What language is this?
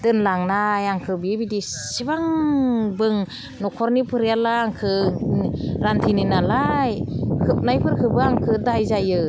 Bodo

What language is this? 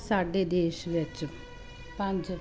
Punjabi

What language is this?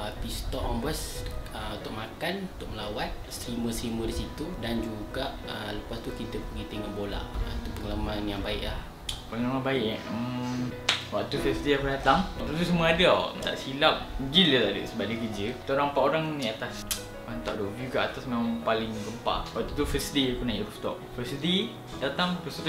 Malay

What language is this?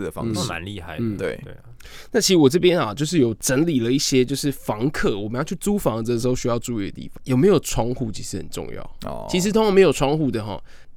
Chinese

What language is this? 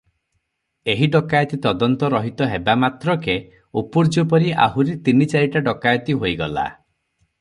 Odia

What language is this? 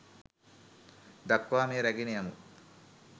Sinhala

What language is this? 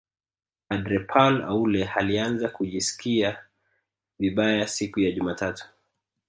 Swahili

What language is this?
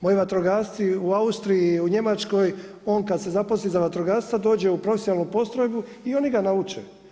Croatian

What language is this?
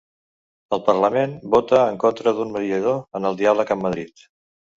Catalan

